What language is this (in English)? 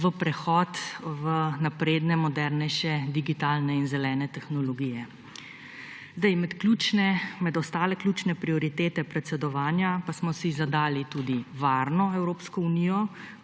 Slovenian